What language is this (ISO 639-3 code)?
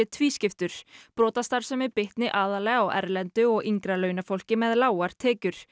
isl